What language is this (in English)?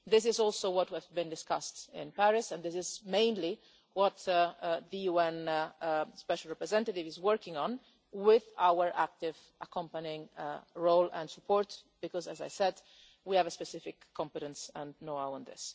English